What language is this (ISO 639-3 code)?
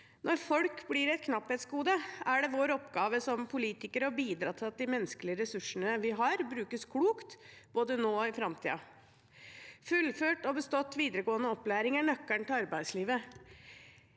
nor